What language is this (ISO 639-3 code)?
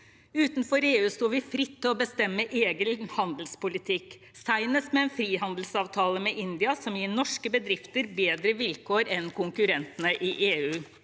nor